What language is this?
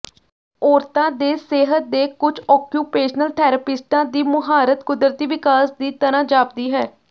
Punjabi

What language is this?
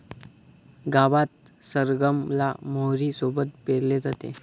Marathi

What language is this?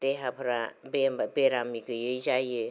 Bodo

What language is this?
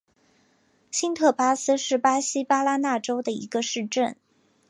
Chinese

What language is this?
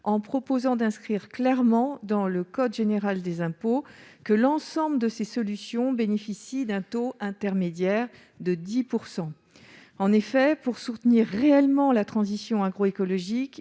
French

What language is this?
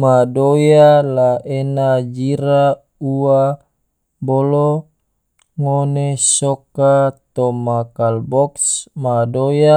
Tidore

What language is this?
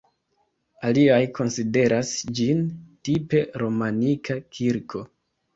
Esperanto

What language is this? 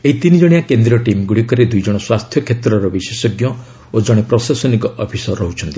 Odia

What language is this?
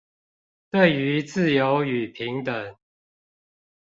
Chinese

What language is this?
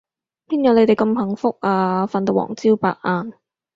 Cantonese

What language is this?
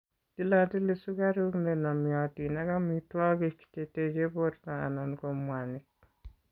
Kalenjin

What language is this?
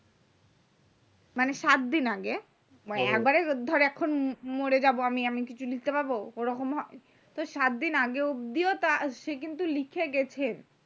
Bangla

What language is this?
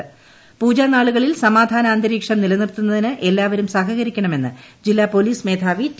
Malayalam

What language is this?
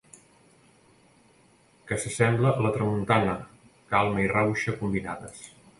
Catalan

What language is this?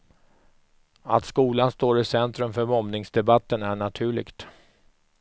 Swedish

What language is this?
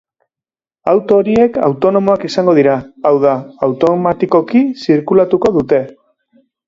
Basque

